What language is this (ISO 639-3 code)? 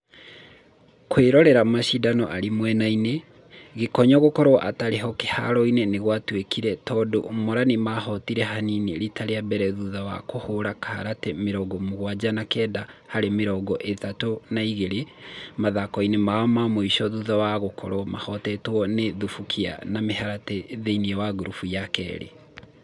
kik